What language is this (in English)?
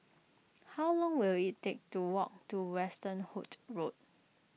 English